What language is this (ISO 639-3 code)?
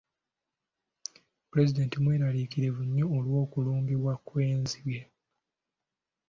lug